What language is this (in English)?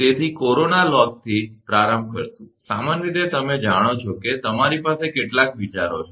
Gujarati